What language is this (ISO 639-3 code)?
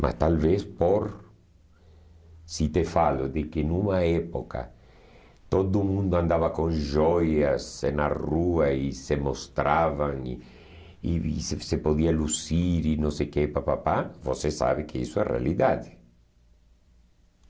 por